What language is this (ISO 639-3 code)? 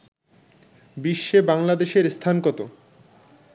ben